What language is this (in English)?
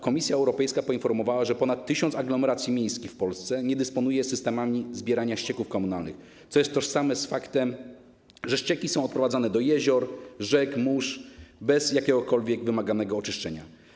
Polish